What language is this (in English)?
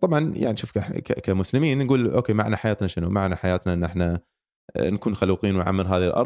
Arabic